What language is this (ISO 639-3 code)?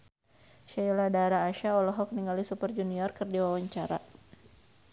sun